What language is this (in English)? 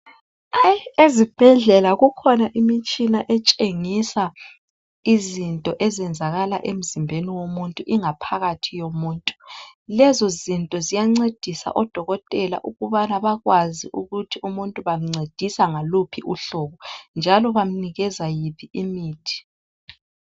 North Ndebele